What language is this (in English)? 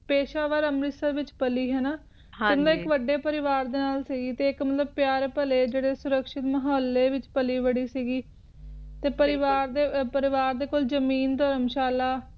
Punjabi